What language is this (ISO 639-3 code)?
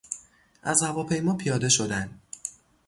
fas